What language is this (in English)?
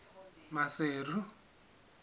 Southern Sotho